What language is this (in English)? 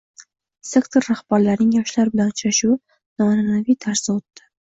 Uzbek